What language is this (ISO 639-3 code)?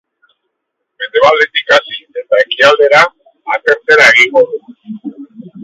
eus